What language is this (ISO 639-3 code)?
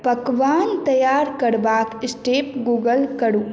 mai